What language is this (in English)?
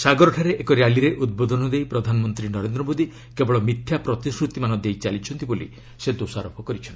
Odia